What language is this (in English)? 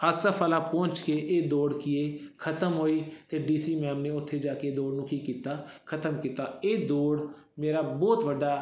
Punjabi